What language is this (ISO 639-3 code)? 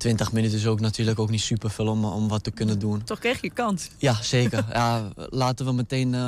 nld